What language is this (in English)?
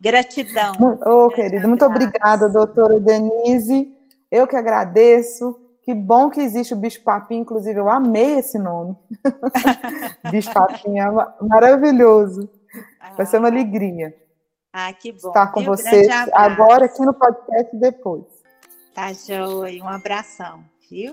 Portuguese